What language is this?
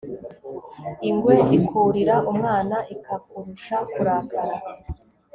Kinyarwanda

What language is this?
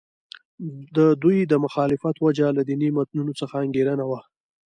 Pashto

